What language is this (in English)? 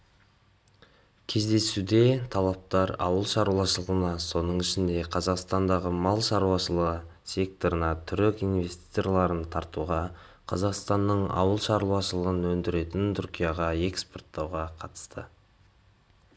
Kazakh